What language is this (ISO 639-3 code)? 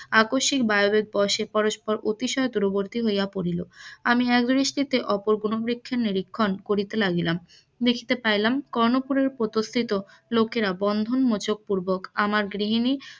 ben